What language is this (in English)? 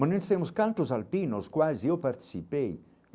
Portuguese